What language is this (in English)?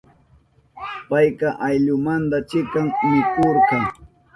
Southern Pastaza Quechua